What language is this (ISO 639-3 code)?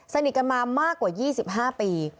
tha